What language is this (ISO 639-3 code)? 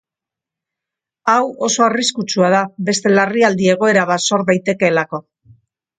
eus